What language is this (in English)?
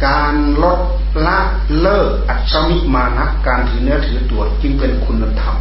Thai